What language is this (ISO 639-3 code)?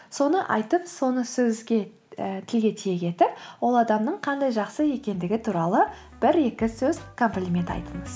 kaz